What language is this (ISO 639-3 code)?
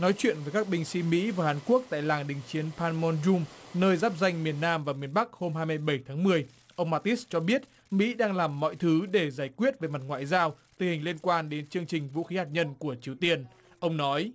vie